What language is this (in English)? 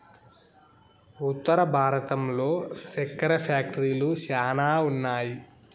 Telugu